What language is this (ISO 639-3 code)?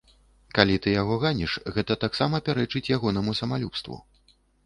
bel